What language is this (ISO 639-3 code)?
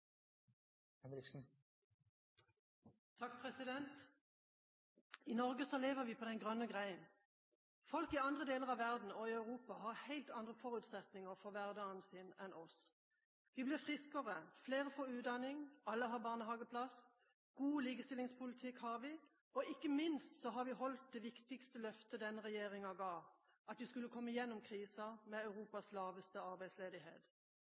nor